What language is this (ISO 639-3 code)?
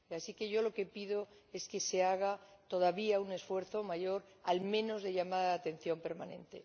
spa